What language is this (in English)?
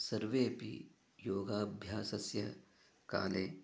Sanskrit